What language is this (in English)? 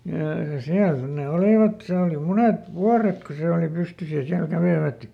Finnish